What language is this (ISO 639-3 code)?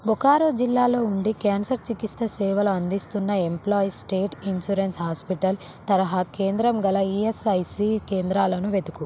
tel